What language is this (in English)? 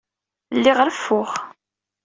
Kabyle